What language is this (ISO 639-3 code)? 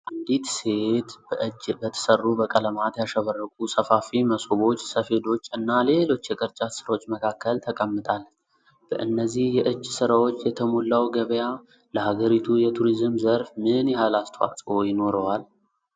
amh